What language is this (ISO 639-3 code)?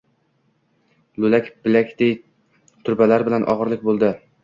uzb